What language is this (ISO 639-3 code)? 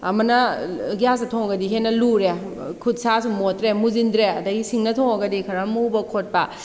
mni